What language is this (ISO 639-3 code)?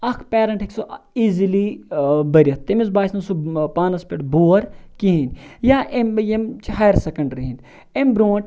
kas